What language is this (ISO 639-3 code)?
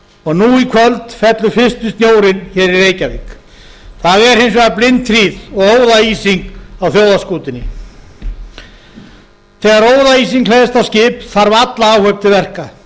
isl